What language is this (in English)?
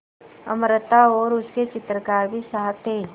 Hindi